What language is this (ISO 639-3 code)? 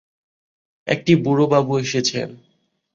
ben